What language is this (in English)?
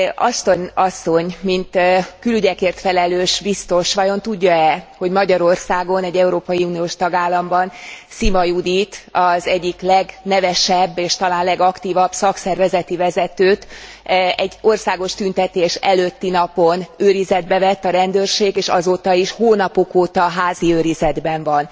Hungarian